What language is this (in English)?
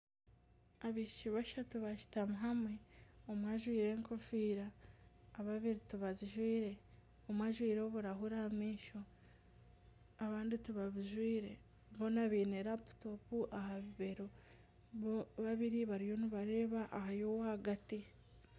Nyankole